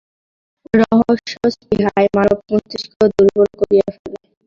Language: Bangla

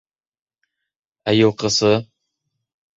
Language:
Bashkir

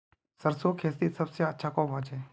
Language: Magahi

